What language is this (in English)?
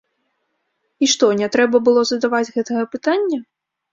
Belarusian